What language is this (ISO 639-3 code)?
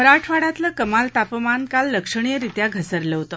mar